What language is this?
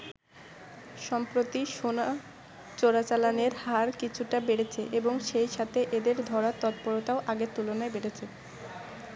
Bangla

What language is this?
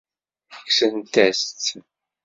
Kabyle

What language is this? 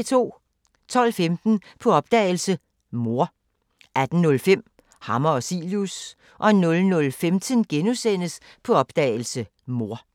Danish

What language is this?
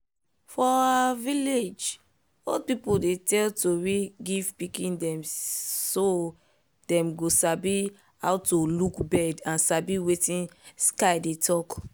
Nigerian Pidgin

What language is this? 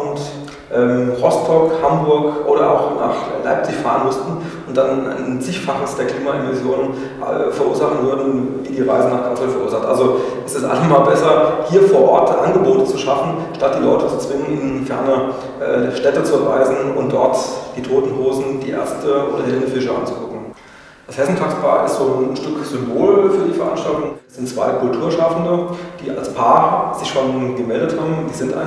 German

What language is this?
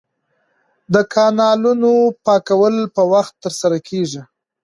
Pashto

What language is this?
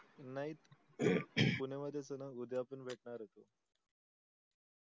Marathi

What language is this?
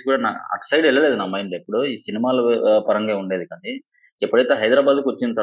Telugu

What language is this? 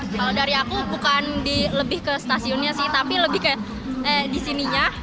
Indonesian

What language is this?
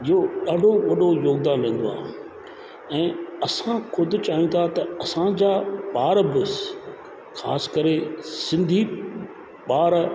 Sindhi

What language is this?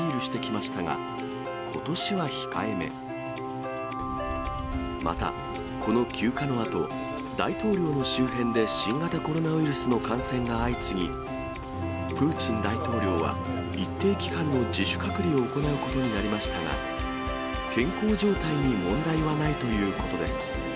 Japanese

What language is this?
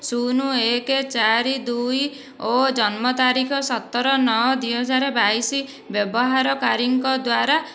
Odia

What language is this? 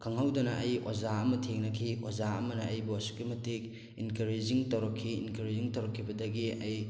Manipuri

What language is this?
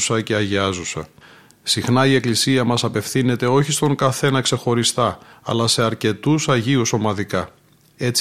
Greek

